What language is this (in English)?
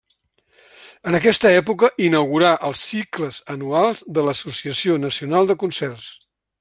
Catalan